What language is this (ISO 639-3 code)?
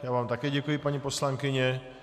ces